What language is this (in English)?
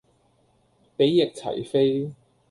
Cantonese